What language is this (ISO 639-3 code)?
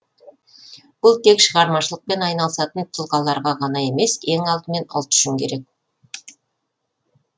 kaz